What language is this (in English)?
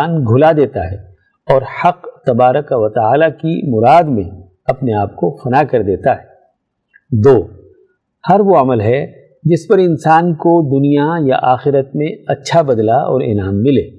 Urdu